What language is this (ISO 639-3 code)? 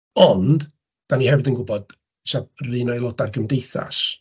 cym